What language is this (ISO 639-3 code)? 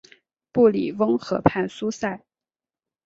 zho